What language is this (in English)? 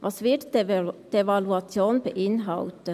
Swiss German